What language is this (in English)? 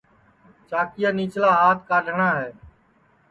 Sansi